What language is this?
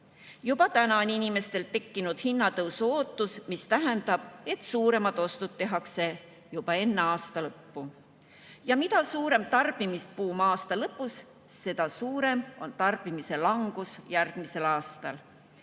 Estonian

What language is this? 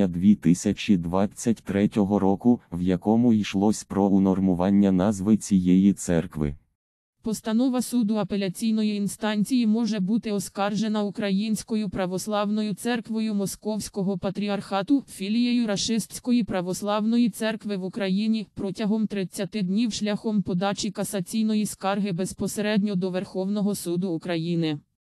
Ukrainian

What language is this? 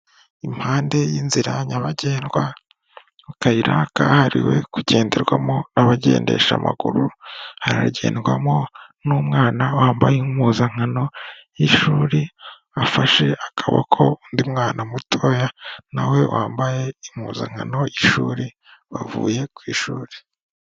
Kinyarwanda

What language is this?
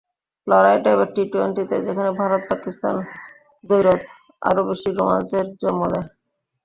Bangla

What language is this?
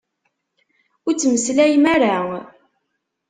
Kabyle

